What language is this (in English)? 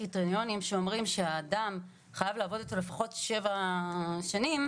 Hebrew